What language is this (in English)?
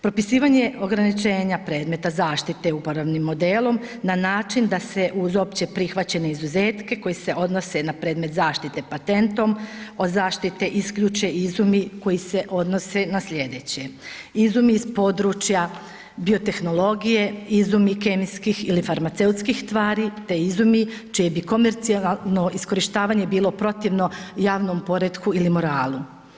Croatian